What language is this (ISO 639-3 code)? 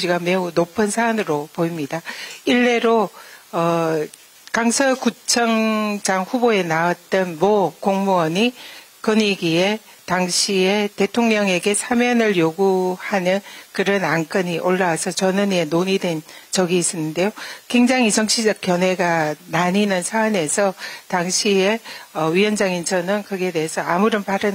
kor